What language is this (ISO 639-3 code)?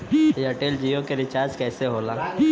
bho